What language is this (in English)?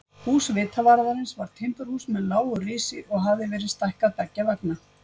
Icelandic